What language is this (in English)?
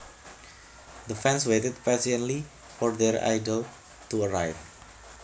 Javanese